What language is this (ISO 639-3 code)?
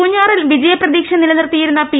mal